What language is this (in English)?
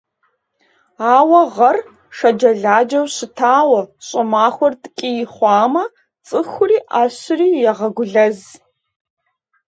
Kabardian